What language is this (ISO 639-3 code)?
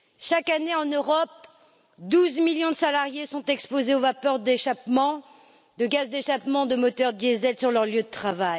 fra